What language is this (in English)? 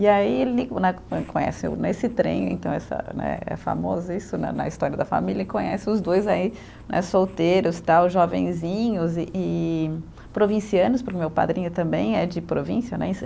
Portuguese